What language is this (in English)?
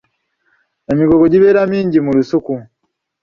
Ganda